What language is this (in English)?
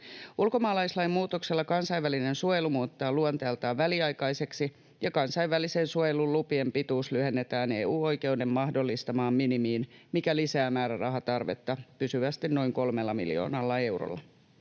Finnish